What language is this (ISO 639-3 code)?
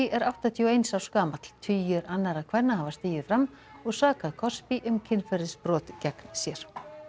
isl